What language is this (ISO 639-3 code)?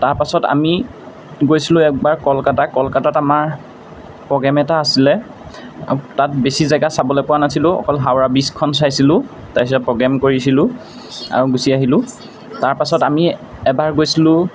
asm